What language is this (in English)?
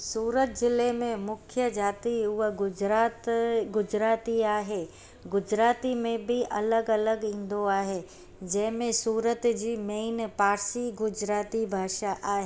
Sindhi